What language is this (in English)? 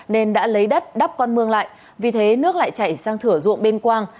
Vietnamese